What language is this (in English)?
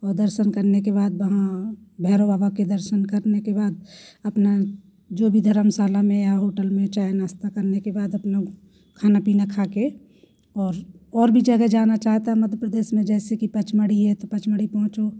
Hindi